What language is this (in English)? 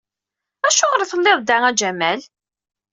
Kabyle